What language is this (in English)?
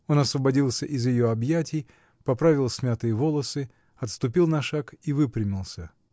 Russian